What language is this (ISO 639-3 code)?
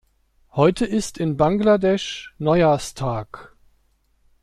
deu